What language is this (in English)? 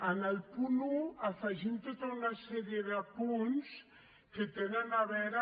Catalan